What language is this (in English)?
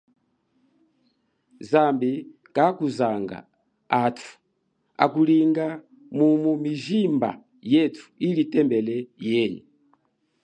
Chokwe